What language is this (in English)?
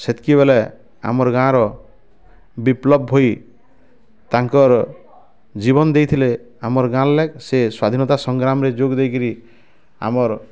Odia